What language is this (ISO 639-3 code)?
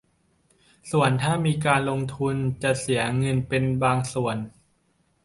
tha